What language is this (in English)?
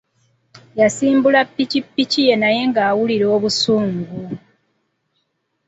Ganda